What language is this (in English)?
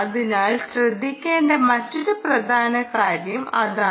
Malayalam